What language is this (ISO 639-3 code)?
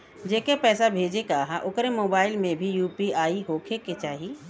bho